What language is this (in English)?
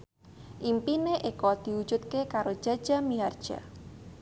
Javanese